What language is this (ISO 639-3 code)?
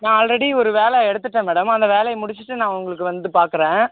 tam